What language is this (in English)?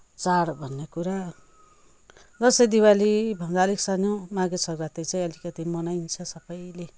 Nepali